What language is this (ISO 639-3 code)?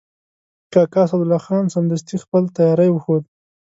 pus